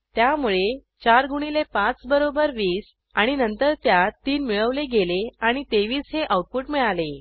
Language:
Marathi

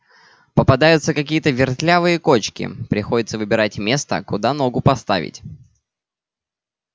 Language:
Russian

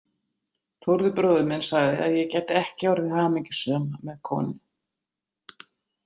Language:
Icelandic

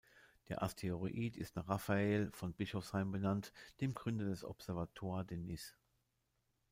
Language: German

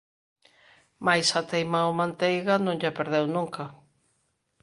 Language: Galician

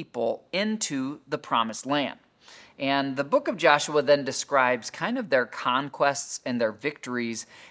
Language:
English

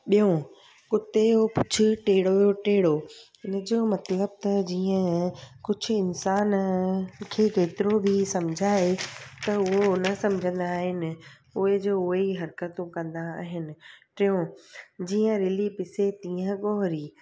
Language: Sindhi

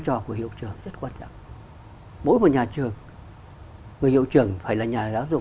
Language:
Vietnamese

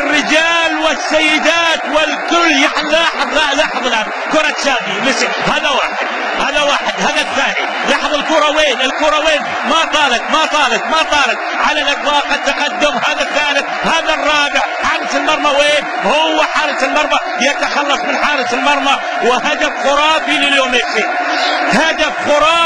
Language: Arabic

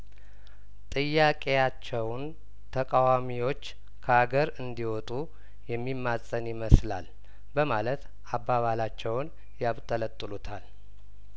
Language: Amharic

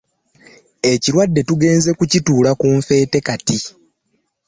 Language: Ganda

